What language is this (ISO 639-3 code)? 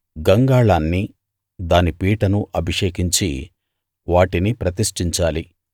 tel